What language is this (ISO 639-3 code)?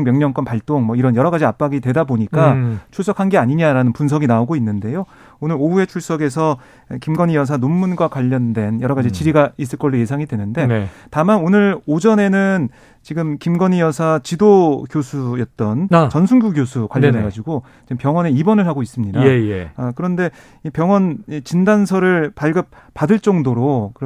kor